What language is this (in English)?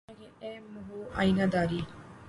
Urdu